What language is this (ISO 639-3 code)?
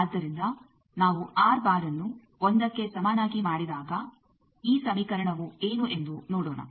kan